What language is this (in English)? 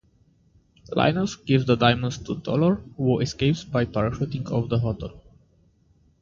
English